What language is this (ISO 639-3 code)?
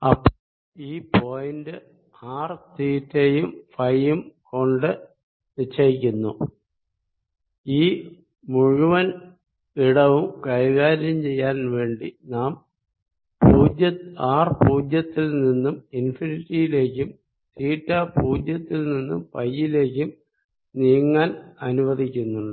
mal